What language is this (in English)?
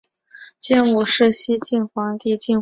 Chinese